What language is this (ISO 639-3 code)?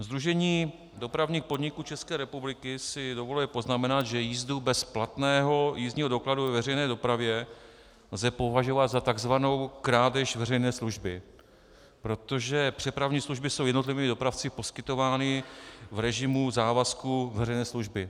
ces